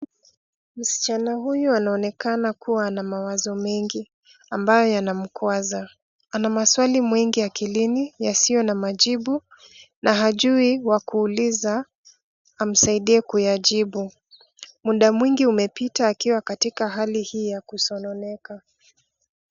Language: Swahili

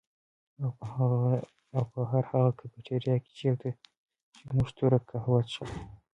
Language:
Pashto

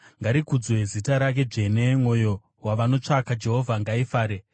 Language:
Shona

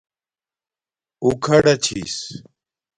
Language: Domaaki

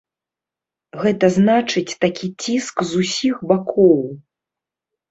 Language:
Belarusian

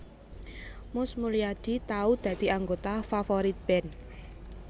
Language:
Javanese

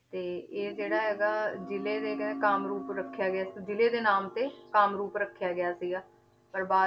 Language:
Punjabi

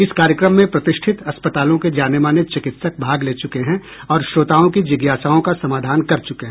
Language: Hindi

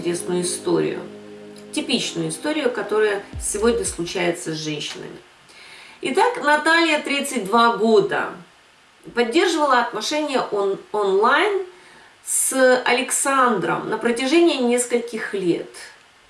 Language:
Russian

